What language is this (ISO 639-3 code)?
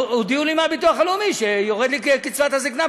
heb